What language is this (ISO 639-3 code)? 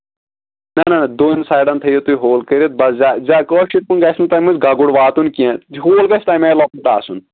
kas